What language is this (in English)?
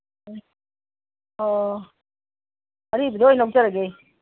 Manipuri